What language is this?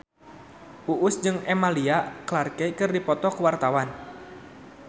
Sundanese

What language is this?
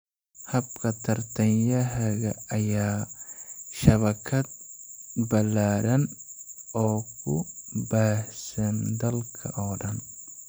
Somali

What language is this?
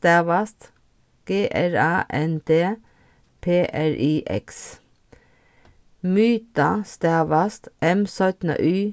Faroese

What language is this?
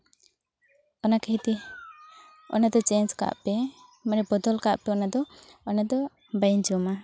Santali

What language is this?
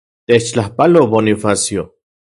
Central Puebla Nahuatl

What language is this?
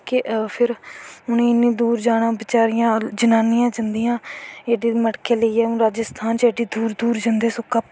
Dogri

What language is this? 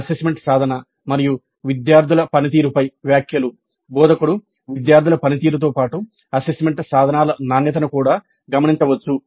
Telugu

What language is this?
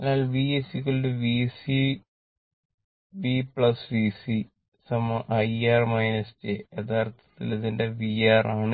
Malayalam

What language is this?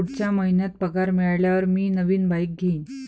Marathi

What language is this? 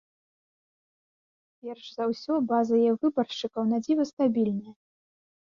Belarusian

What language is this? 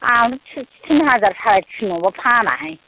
Bodo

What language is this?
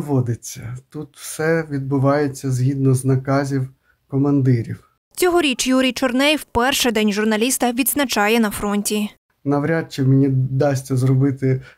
Ukrainian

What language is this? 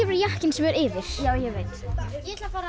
Icelandic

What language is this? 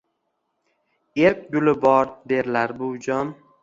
Uzbek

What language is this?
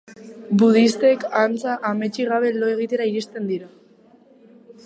Basque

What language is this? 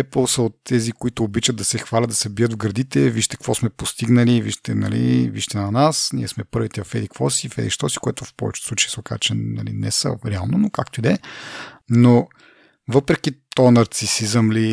Bulgarian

